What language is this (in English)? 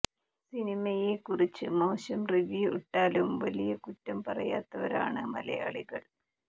Malayalam